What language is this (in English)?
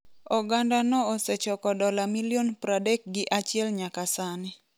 Luo (Kenya and Tanzania)